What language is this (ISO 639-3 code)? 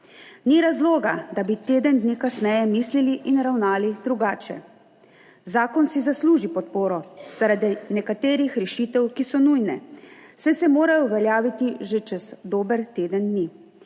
slv